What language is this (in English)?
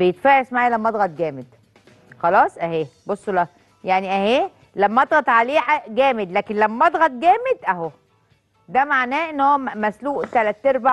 Arabic